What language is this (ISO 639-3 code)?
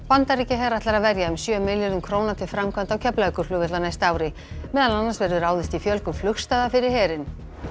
isl